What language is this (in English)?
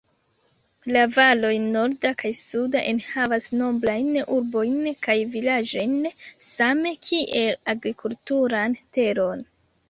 Esperanto